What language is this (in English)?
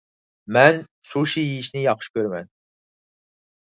Uyghur